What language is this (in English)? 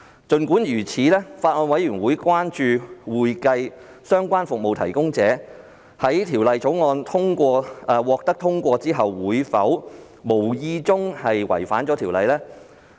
Cantonese